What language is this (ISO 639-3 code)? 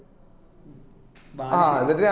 mal